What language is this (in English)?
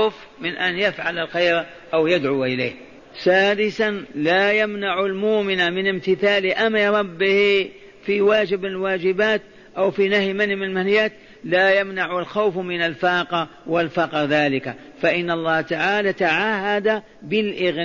Arabic